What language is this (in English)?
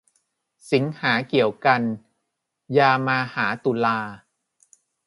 Thai